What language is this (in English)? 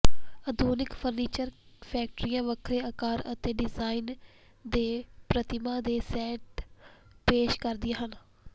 Punjabi